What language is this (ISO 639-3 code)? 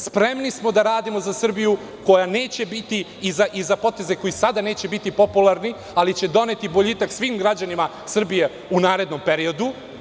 srp